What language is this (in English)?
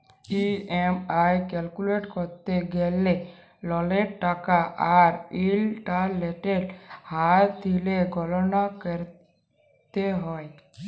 Bangla